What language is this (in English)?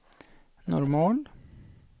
Swedish